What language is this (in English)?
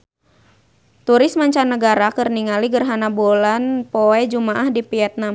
Sundanese